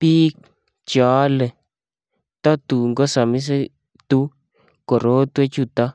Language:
Kalenjin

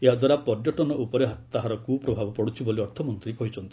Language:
Odia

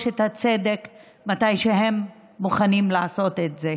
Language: Hebrew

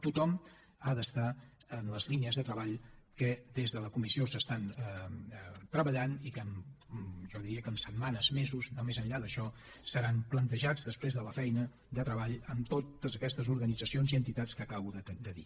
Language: Catalan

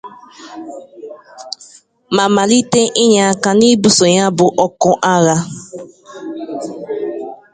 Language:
Igbo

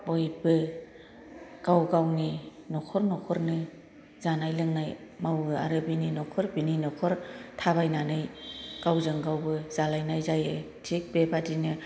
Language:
Bodo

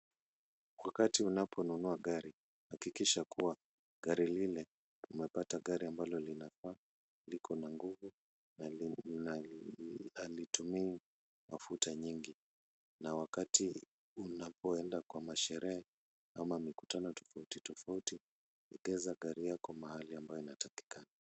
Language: Swahili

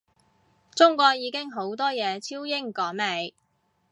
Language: Cantonese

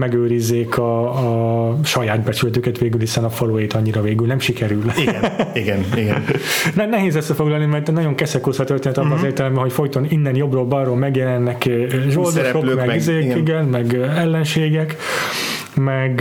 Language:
Hungarian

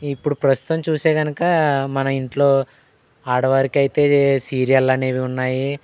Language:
Telugu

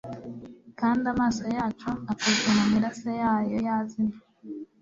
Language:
Kinyarwanda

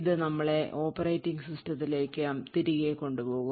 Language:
Malayalam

